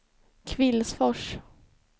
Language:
Swedish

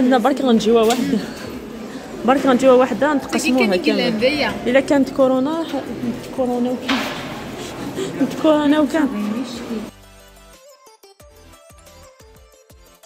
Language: Arabic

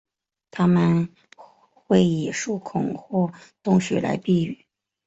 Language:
Chinese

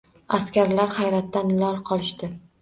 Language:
Uzbek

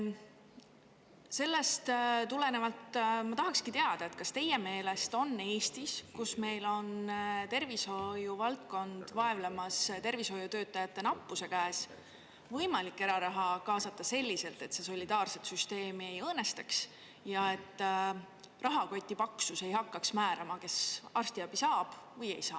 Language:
Estonian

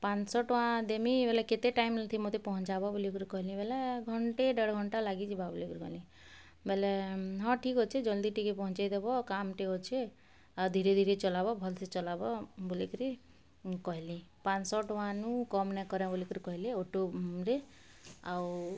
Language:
Odia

